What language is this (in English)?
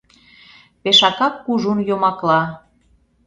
Mari